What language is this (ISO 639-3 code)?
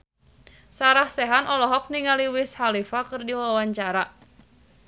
sun